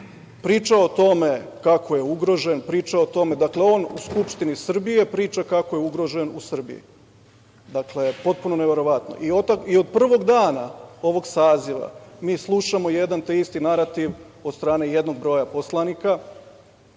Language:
Serbian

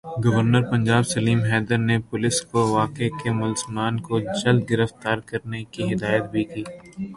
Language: Urdu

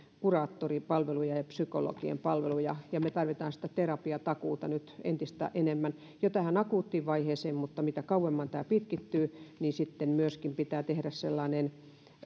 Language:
Finnish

